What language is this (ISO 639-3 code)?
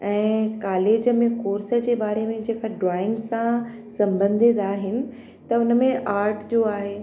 snd